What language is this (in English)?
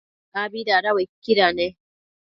Matsés